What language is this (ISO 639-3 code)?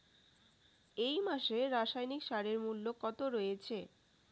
ben